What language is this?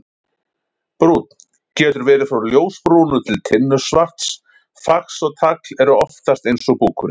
Icelandic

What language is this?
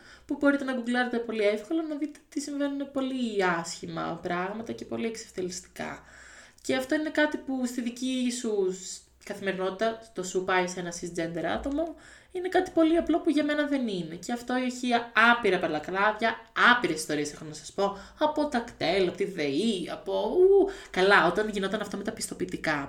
Greek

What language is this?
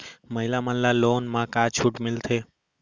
Chhattisgarhi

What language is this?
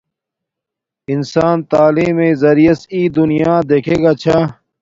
Domaaki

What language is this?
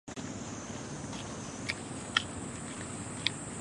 Chinese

